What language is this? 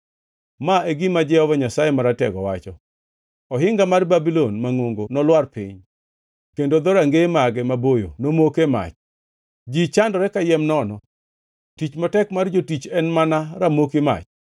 Luo (Kenya and Tanzania)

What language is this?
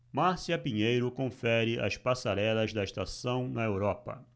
Portuguese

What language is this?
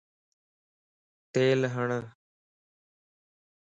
Lasi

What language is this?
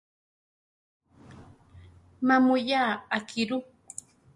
Central Tarahumara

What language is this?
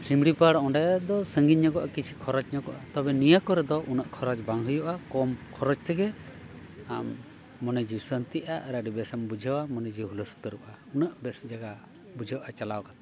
Santali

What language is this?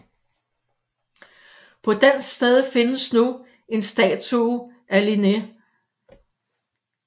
Danish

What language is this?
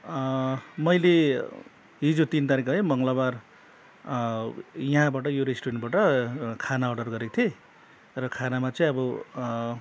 Nepali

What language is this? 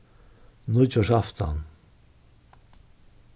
Faroese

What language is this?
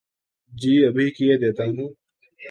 Urdu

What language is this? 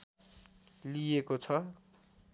Nepali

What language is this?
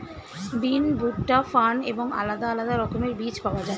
Bangla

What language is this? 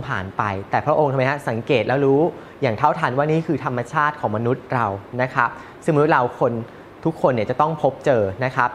Thai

